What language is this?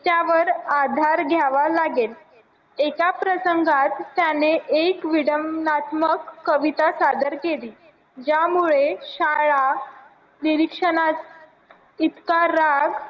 Marathi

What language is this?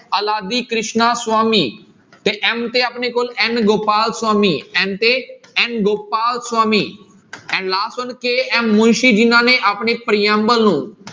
Punjabi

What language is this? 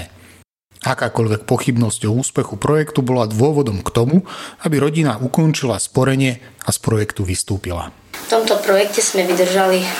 Slovak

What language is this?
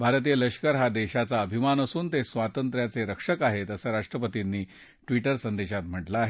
Marathi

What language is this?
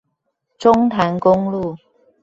Chinese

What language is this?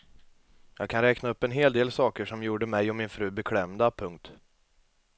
Swedish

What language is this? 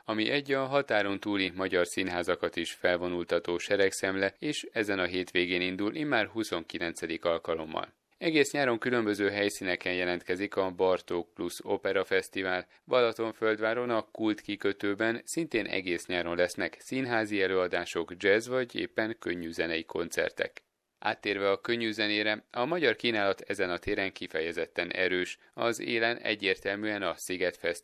Hungarian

